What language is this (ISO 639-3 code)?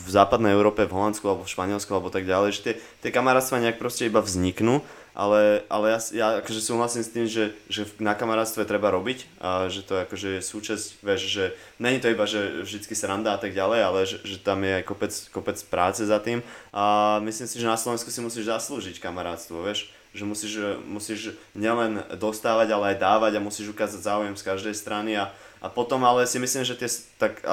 slk